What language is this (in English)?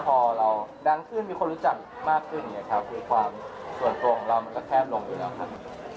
Thai